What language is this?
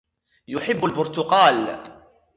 Arabic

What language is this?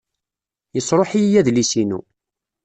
Kabyle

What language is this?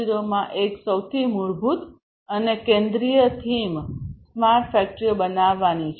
Gujarati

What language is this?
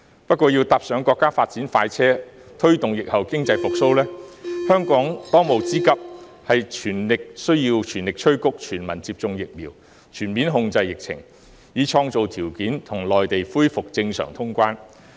Cantonese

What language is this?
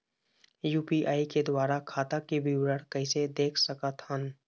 Chhattisgarhi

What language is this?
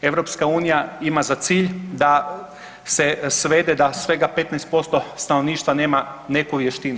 Croatian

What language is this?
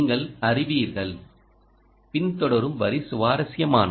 Tamil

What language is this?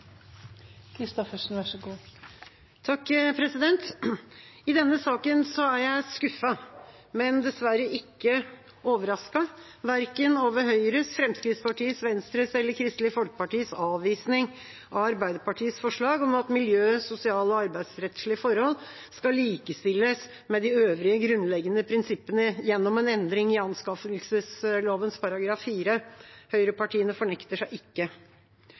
Norwegian Bokmål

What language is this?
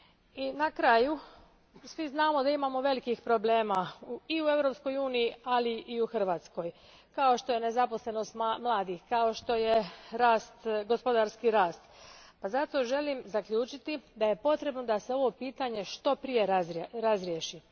Croatian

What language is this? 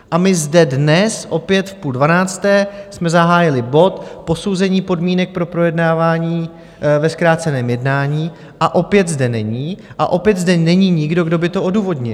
Czech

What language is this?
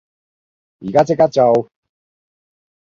Cantonese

